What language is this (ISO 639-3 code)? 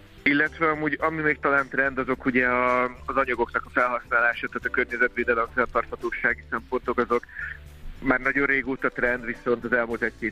hun